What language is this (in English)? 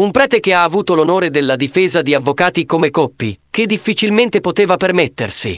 Italian